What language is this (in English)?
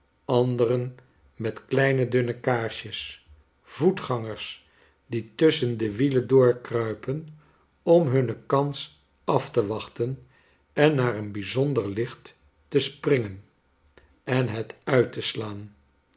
Dutch